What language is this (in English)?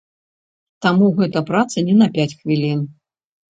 Belarusian